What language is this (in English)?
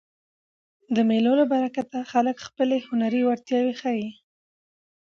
Pashto